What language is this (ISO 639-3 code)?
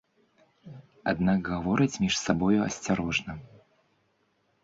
bel